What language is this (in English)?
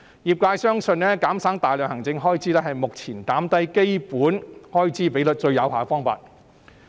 Cantonese